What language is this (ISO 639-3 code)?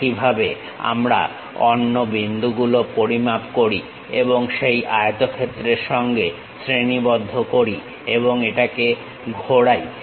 ben